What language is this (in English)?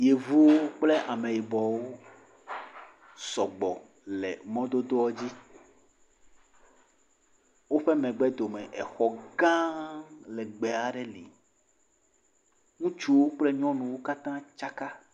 Ewe